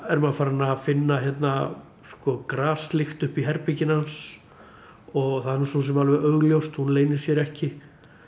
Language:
Icelandic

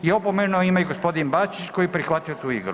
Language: Croatian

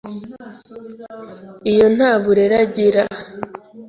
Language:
Kinyarwanda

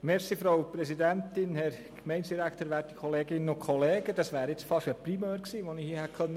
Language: Swiss German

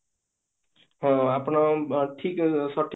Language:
Odia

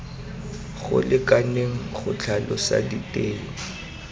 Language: Tswana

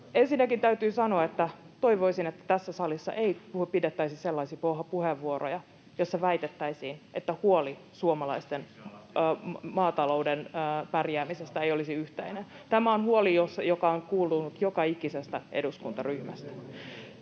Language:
Finnish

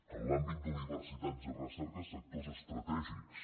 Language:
Catalan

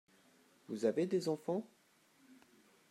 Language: French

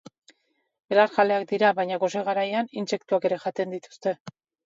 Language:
Basque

